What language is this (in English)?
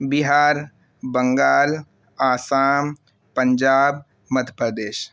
Urdu